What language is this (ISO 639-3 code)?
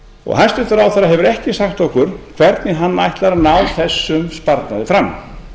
isl